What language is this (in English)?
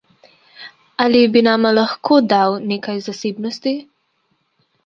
Slovenian